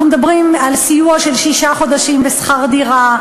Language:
Hebrew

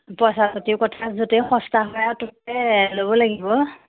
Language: Assamese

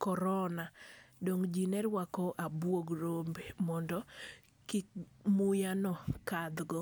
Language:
Luo (Kenya and Tanzania)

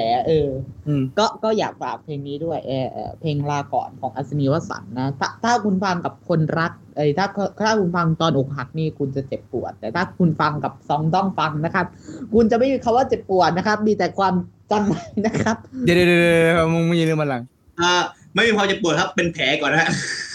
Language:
Thai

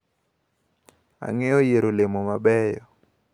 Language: Luo (Kenya and Tanzania)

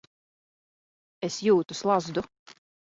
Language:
Latvian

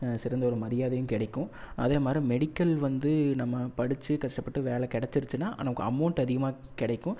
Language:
Tamil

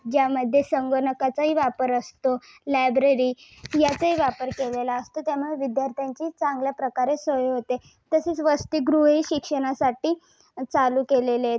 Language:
Marathi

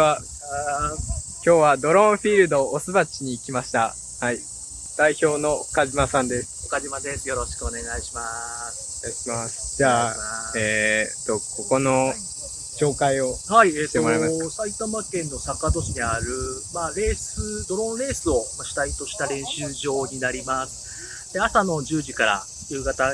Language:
Japanese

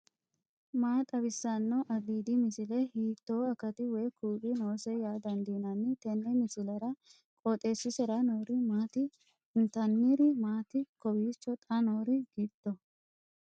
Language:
Sidamo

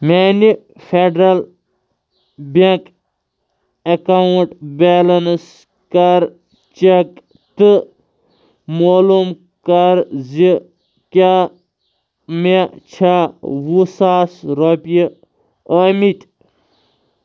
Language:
Kashmiri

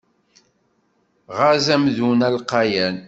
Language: Kabyle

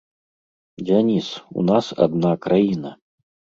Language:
Belarusian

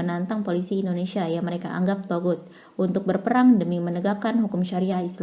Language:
Indonesian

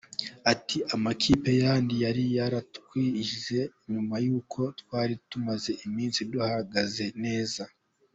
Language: Kinyarwanda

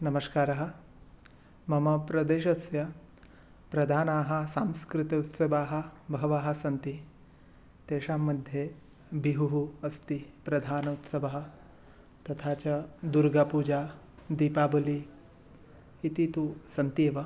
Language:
Sanskrit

